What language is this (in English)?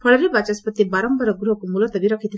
Odia